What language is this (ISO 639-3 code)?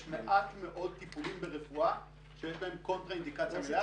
heb